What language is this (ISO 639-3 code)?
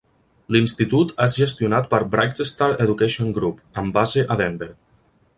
cat